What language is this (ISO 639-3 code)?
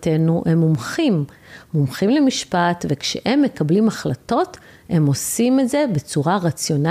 heb